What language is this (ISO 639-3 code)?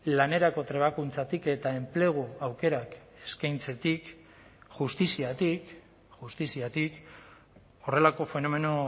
eus